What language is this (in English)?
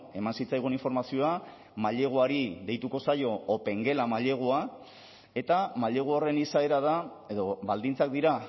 Basque